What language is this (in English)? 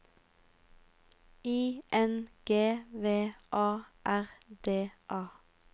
Norwegian